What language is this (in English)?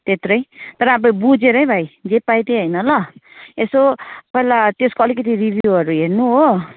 Nepali